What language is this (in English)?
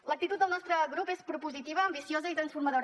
Catalan